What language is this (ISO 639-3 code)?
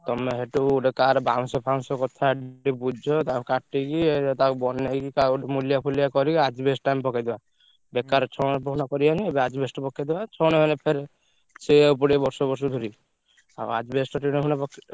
ori